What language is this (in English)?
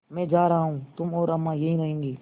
Hindi